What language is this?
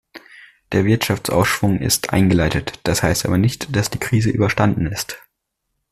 German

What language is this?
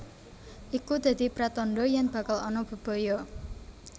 Javanese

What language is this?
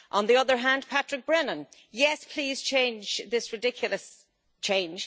English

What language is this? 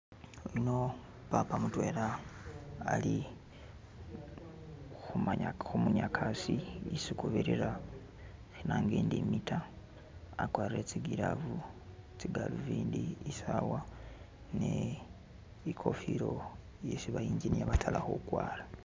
Masaaba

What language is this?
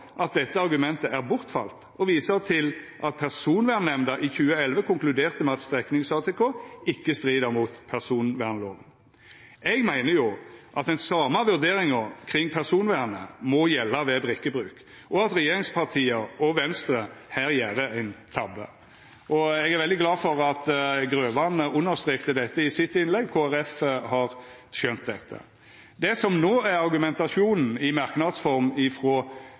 Norwegian Nynorsk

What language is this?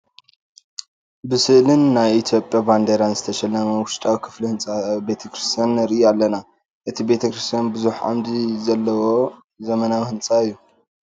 Tigrinya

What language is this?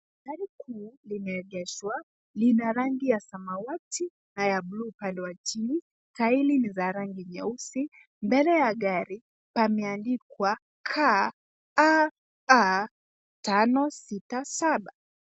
Swahili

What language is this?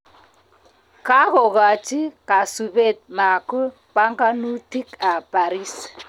Kalenjin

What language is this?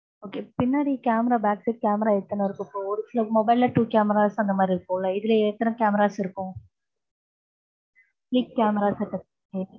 Tamil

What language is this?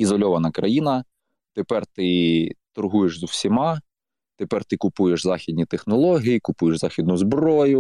Ukrainian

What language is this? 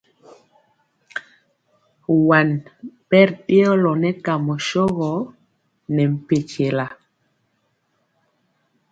Mpiemo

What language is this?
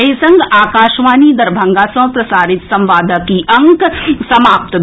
Maithili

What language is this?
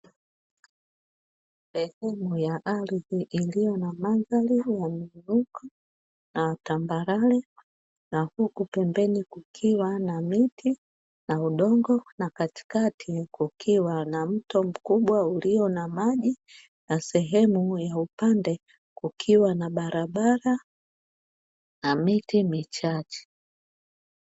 Swahili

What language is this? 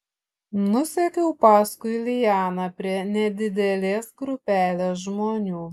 Lithuanian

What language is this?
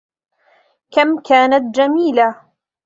Arabic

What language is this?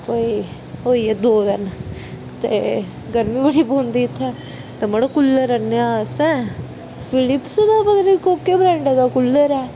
Dogri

